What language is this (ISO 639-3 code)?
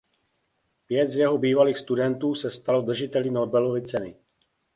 ces